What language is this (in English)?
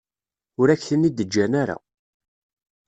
Kabyle